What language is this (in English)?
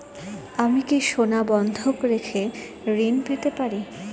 Bangla